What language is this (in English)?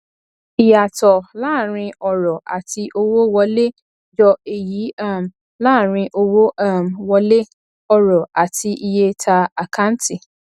Yoruba